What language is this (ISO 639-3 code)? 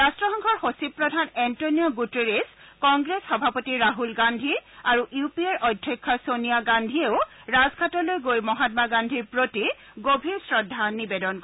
asm